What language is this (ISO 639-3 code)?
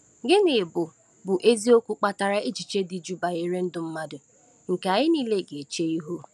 ibo